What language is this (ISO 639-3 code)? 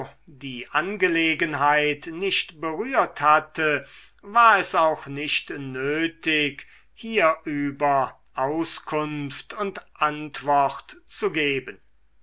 deu